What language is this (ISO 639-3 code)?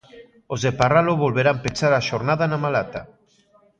glg